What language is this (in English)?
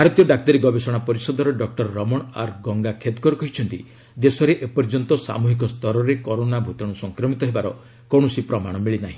Odia